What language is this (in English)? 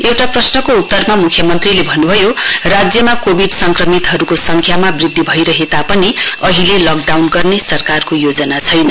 Nepali